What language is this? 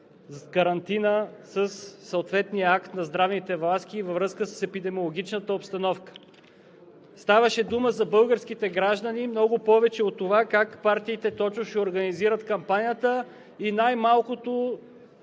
Bulgarian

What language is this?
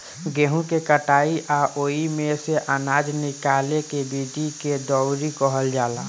Bhojpuri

